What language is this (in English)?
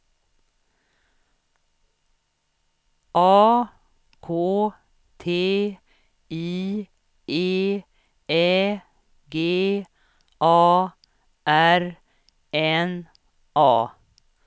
Swedish